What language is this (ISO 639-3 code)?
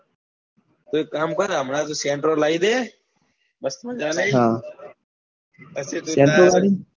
guj